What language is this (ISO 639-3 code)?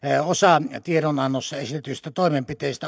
fin